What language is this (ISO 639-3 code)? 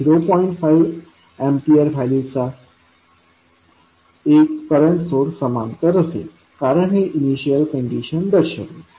mar